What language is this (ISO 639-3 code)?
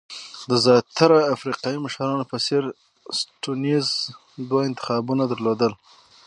pus